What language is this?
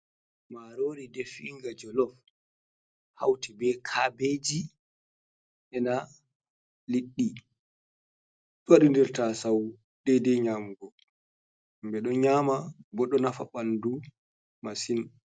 Fula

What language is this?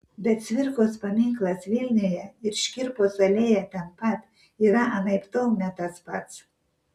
Lithuanian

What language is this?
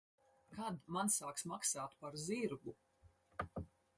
Latvian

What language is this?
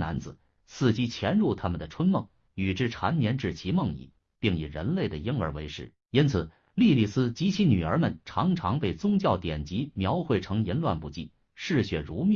Chinese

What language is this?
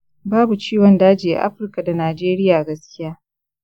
Hausa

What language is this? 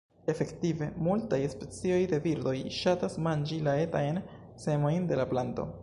Esperanto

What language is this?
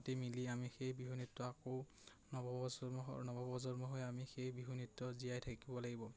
Assamese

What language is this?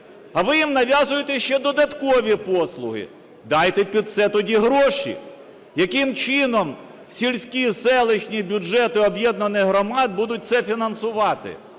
Ukrainian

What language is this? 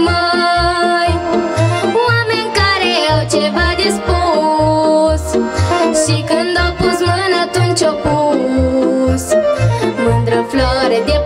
Romanian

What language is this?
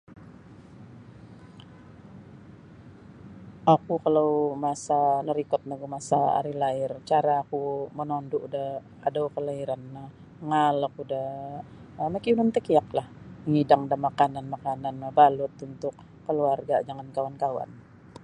Sabah Bisaya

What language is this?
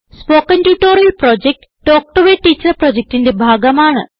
Malayalam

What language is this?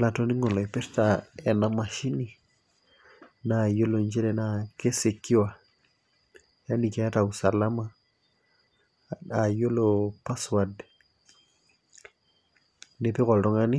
Masai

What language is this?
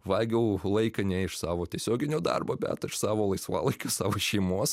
Lithuanian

